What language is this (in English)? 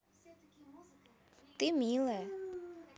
Russian